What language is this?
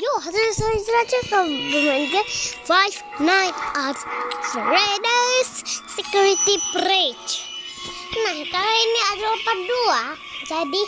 Indonesian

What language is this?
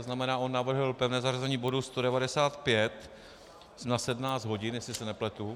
Czech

